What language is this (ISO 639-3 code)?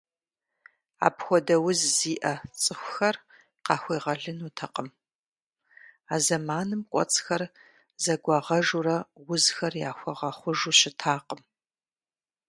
kbd